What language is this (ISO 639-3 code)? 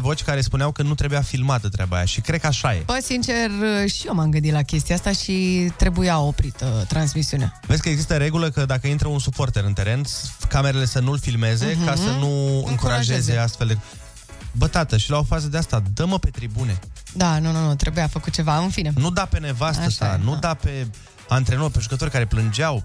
ron